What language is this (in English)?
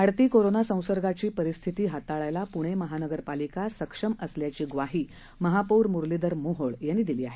Marathi